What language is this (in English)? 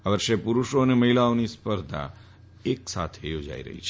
Gujarati